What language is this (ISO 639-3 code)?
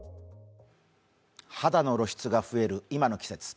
jpn